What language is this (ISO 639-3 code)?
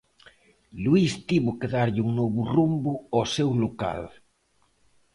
glg